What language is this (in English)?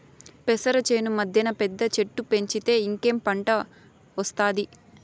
Telugu